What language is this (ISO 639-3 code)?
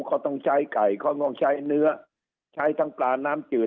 tha